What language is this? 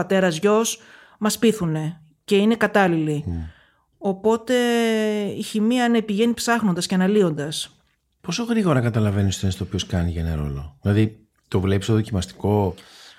Greek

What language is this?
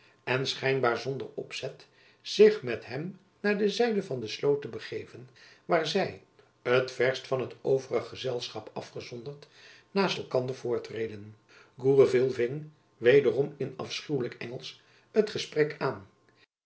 Dutch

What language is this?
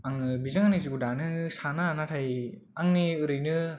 Bodo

